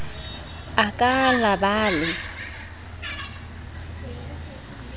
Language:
Southern Sotho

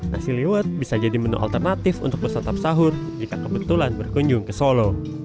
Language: Indonesian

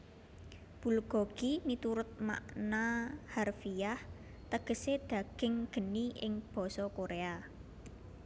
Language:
Javanese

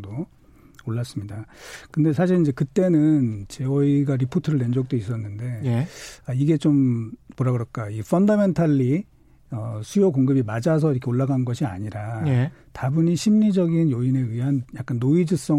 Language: Korean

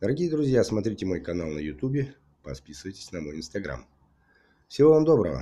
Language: Russian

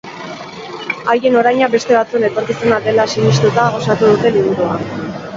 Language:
Basque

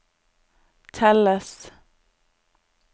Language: Norwegian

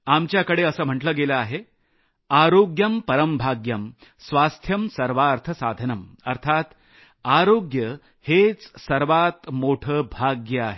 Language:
Marathi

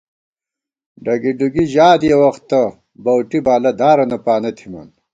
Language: Gawar-Bati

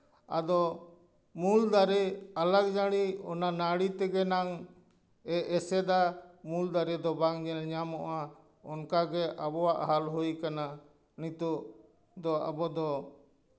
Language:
Santali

